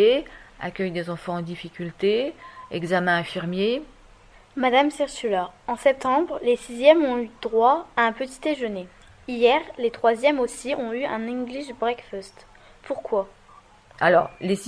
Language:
French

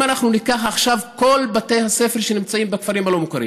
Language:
Hebrew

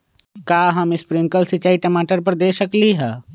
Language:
Magahi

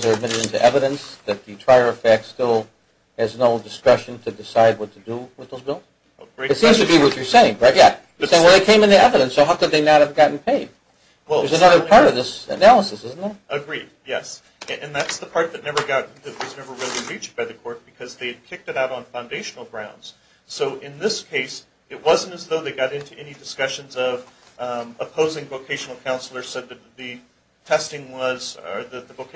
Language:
English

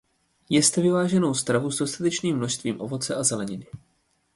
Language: Czech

